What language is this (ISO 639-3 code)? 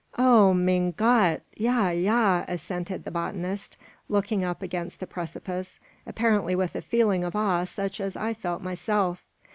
eng